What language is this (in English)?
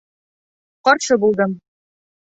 Bashkir